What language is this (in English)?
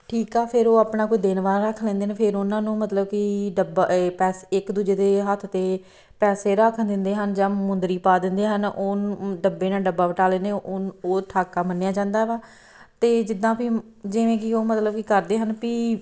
Punjabi